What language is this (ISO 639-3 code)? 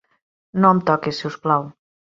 cat